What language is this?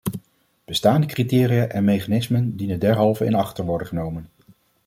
Dutch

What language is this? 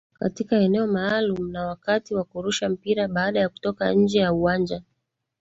Swahili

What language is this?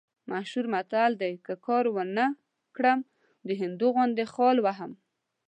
Pashto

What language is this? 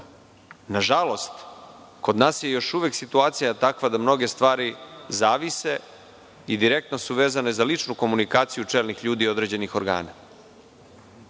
Serbian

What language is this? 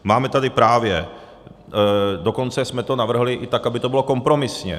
Czech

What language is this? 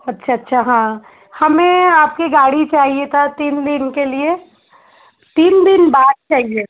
Hindi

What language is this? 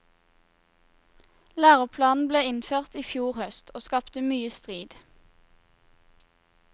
Norwegian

